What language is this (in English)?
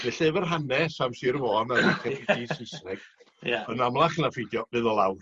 Welsh